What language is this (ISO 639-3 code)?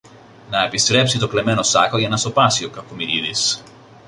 ell